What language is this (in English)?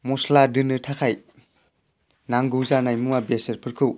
Bodo